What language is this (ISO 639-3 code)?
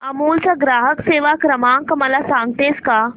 mar